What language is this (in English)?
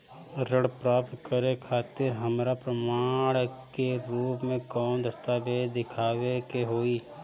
Bhojpuri